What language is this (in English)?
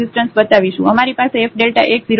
Gujarati